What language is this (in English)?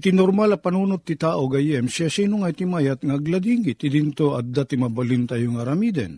Filipino